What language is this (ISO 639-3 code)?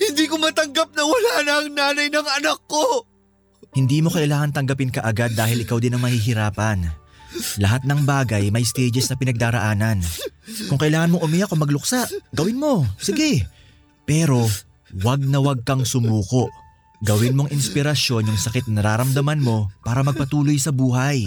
fil